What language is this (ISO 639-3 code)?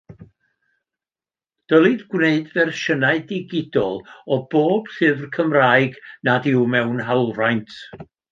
cym